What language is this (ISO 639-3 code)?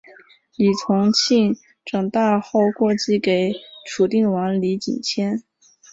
zho